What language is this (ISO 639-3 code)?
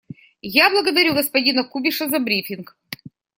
rus